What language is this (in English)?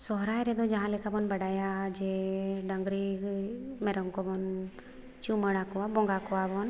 Santali